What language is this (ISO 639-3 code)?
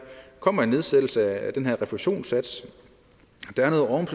dan